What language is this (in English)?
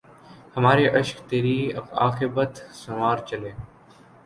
Urdu